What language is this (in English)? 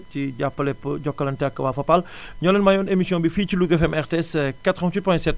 Wolof